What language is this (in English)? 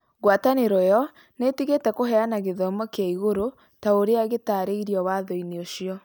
Kikuyu